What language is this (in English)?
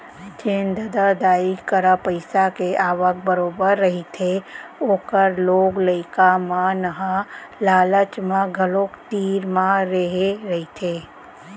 Chhattisgarhi